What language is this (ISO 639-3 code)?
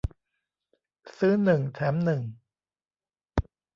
tha